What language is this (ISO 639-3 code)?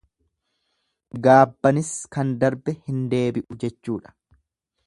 orm